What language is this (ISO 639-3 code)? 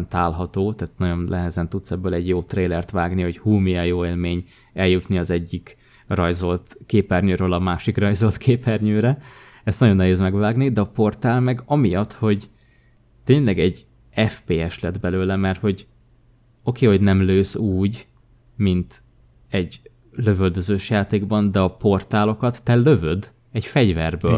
hun